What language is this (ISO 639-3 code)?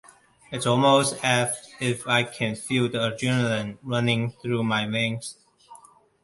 eng